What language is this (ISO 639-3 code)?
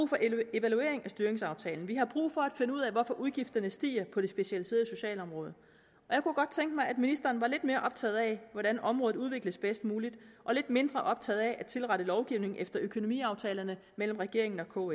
dan